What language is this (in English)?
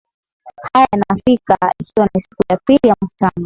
Swahili